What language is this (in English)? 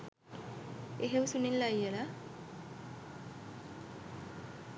Sinhala